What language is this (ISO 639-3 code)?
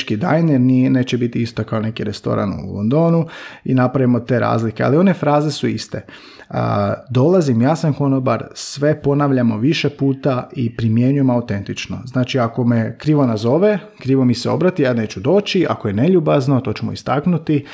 hrv